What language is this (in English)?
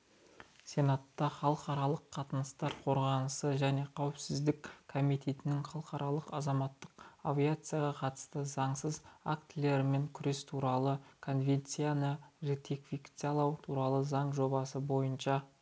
Kazakh